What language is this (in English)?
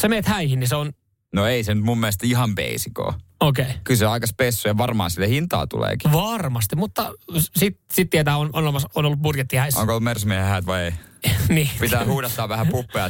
Finnish